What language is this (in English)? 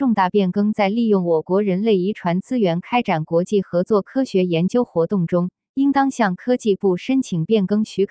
Chinese